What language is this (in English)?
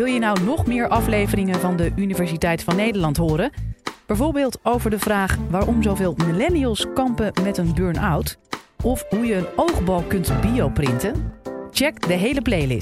Dutch